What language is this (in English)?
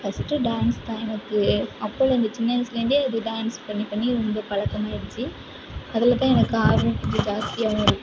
Tamil